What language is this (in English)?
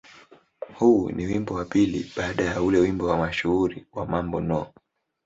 Swahili